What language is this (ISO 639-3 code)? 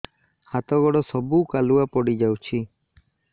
ori